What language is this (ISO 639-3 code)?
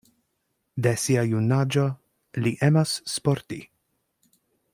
epo